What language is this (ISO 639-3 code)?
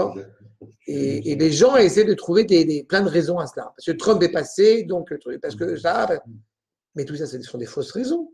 fra